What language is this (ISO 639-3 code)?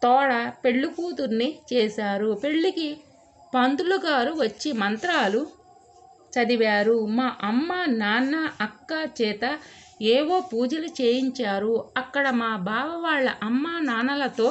ron